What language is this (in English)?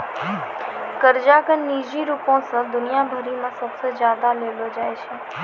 Maithili